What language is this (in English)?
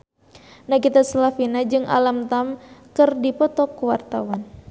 Sundanese